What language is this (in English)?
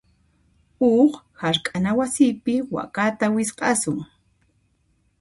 Puno Quechua